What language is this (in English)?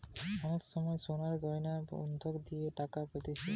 Bangla